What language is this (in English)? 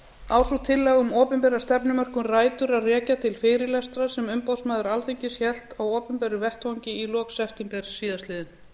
Icelandic